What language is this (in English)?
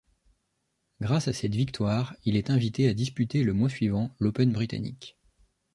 French